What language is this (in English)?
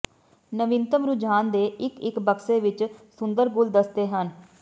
Punjabi